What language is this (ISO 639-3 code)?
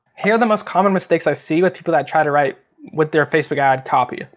eng